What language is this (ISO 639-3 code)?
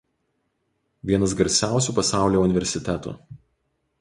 lit